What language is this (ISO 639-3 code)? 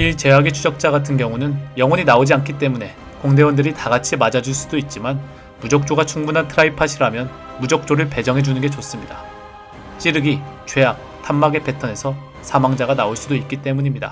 kor